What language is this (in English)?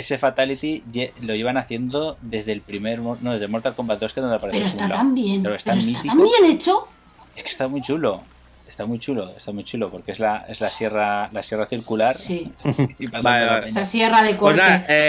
Spanish